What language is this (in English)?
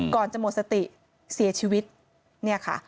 Thai